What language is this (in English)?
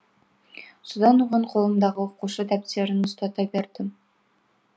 Kazakh